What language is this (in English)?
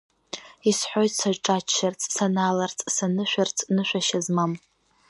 Abkhazian